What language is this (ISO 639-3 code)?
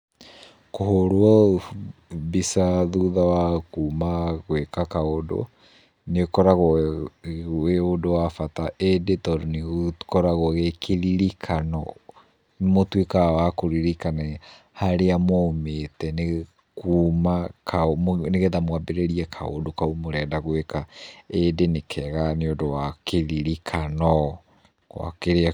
kik